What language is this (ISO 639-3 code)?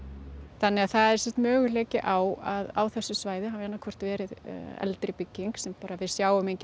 isl